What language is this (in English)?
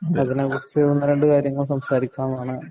Malayalam